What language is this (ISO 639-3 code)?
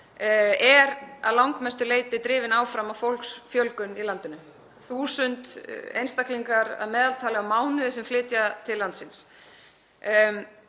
isl